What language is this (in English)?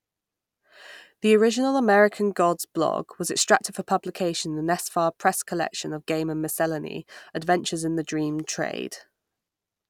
English